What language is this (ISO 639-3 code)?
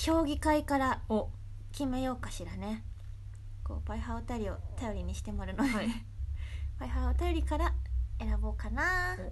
jpn